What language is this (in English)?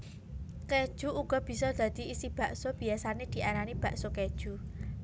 Javanese